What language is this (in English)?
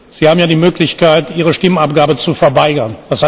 German